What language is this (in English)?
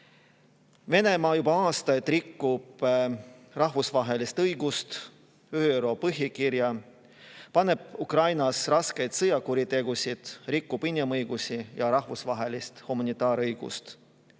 Estonian